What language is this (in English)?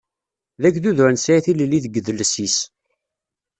Kabyle